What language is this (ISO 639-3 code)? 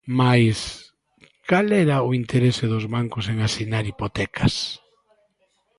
glg